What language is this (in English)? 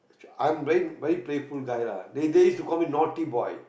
English